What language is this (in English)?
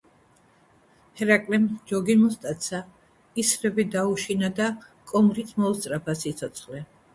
Georgian